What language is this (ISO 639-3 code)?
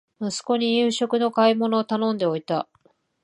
jpn